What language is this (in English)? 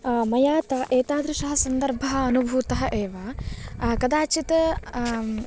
Sanskrit